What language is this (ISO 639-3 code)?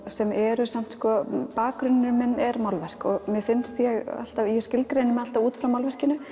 isl